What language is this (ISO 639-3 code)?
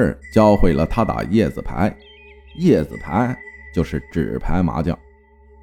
zho